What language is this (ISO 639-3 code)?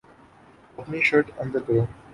urd